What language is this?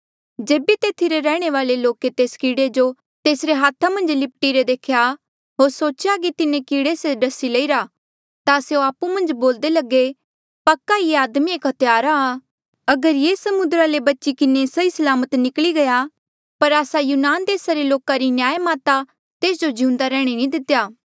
Mandeali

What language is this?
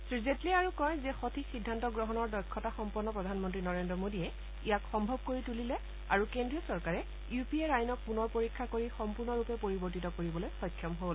Assamese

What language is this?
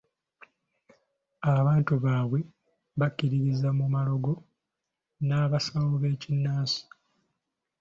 Ganda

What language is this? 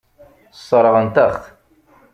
Kabyle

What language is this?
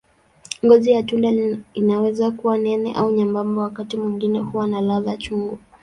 Swahili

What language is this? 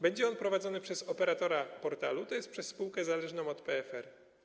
Polish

